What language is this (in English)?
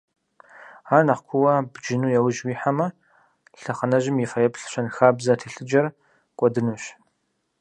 Kabardian